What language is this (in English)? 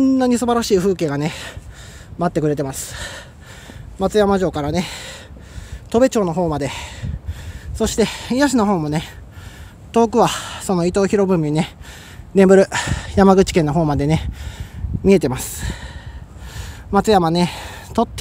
Japanese